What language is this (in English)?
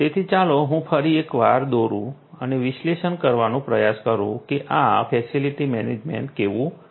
Gujarati